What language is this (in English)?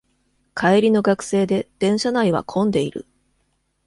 Japanese